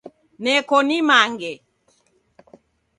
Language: Taita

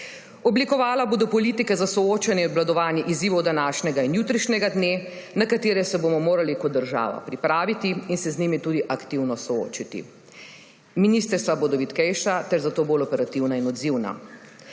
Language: Slovenian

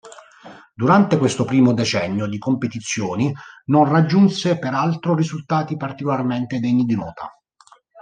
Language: Italian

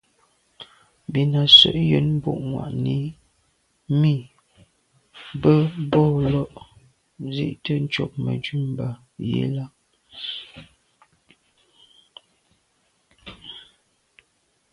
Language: Medumba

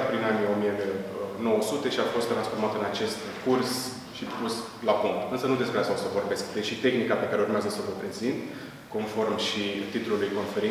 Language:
Romanian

